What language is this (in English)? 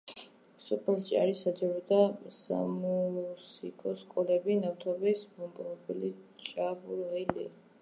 Georgian